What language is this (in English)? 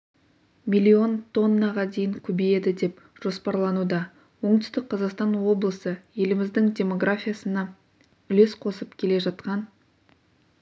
Kazakh